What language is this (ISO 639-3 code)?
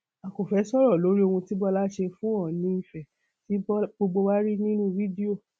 yor